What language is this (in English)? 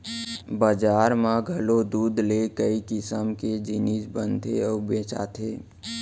Chhattisgarhi